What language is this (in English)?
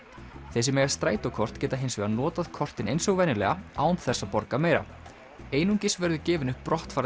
Icelandic